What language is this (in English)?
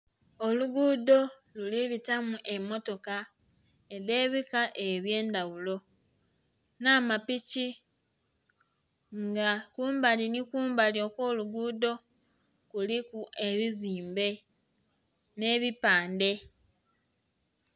Soga